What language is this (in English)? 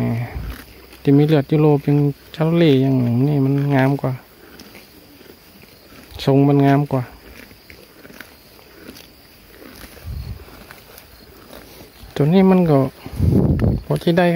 Thai